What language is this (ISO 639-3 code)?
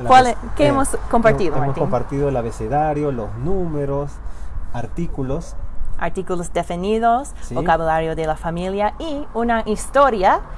spa